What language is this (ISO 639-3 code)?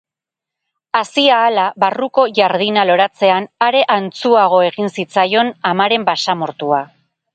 eus